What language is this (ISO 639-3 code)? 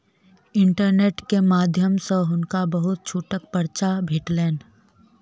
mai